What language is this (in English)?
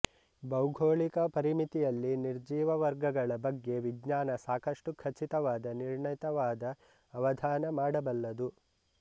Kannada